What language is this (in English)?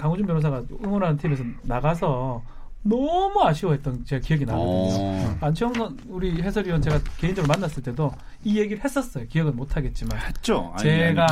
Korean